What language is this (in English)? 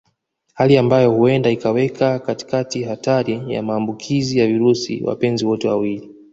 Swahili